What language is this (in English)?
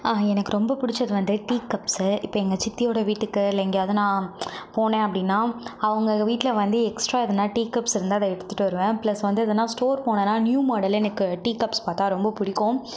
Tamil